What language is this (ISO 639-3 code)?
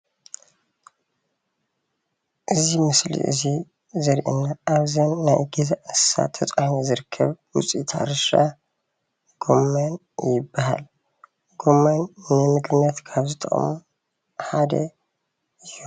tir